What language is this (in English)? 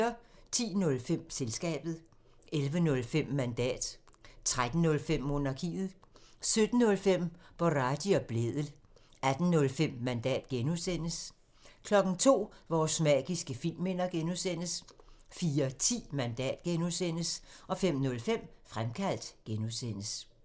Danish